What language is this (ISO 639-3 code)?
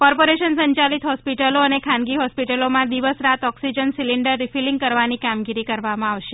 guj